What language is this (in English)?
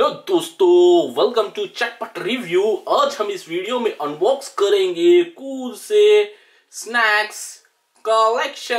Hindi